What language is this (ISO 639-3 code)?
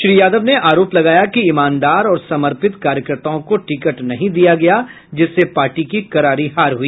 hin